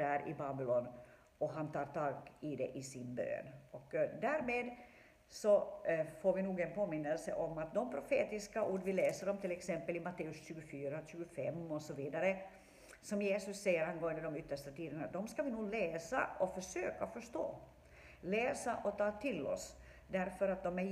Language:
Swedish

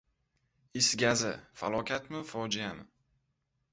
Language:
Uzbek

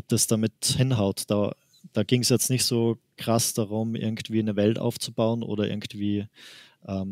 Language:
German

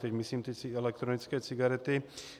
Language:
Czech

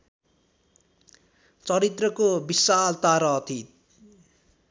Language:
Nepali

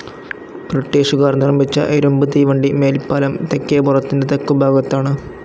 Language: Malayalam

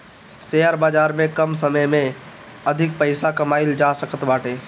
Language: Bhojpuri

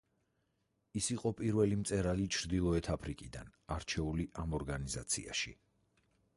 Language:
Georgian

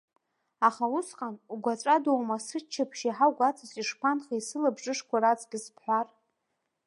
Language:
Abkhazian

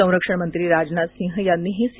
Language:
Marathi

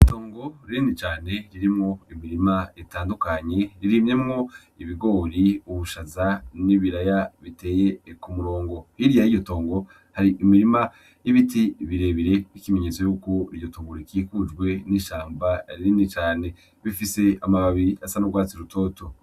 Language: Rundi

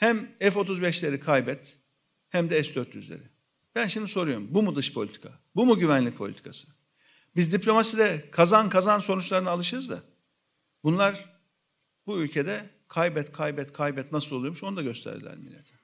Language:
Turkish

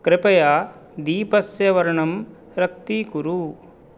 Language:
Sanskrit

